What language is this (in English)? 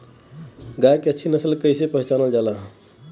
Bhojpuri